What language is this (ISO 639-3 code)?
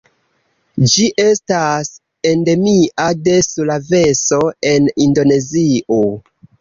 epo